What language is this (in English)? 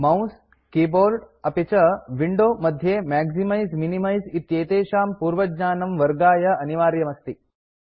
Sanskrit